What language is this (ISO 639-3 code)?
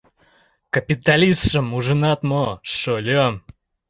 chm